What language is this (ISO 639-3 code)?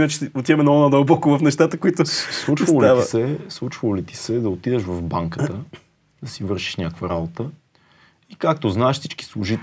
bul